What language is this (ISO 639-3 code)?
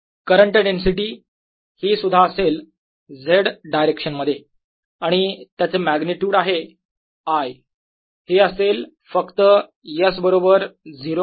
mar